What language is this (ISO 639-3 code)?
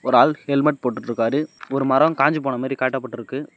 tam